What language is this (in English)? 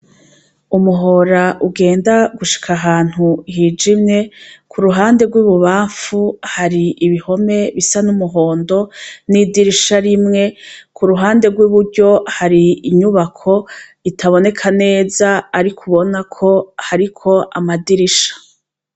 Rundi